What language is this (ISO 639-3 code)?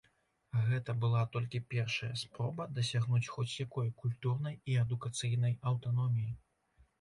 bel